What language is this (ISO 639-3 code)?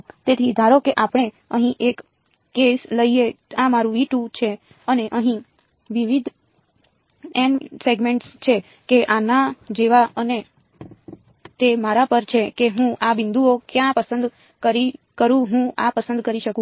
guj